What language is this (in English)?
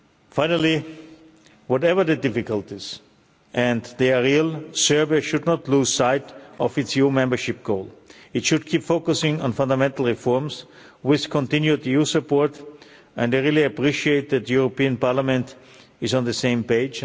English